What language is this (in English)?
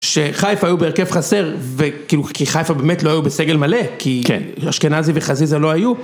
Hebrew